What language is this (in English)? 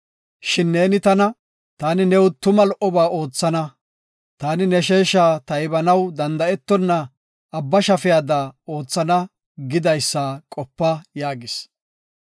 Gofa